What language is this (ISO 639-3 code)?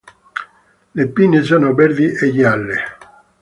ita